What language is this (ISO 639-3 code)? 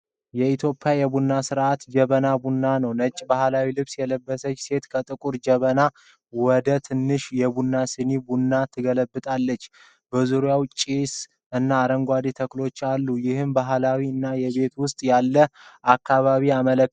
amh